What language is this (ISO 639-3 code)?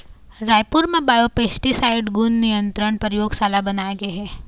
hne